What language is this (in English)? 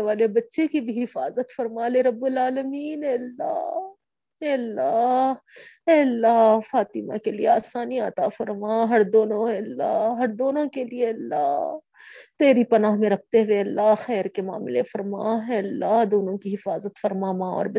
Urdu